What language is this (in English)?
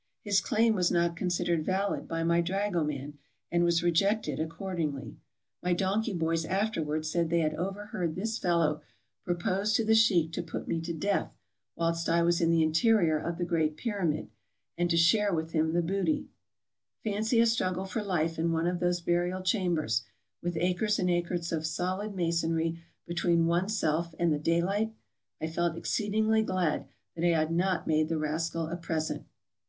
English